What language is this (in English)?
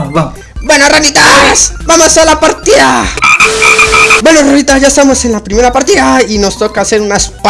Spanish